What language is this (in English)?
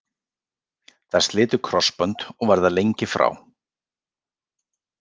Icelandic